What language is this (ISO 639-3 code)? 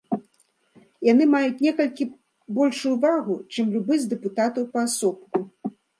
bel